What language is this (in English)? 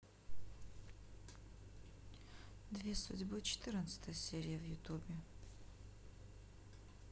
Russian